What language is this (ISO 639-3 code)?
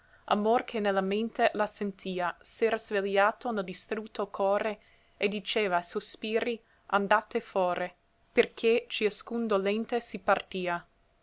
ita